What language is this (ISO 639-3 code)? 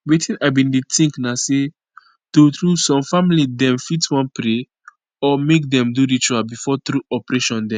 pcm